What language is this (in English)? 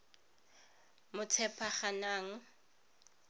Tswana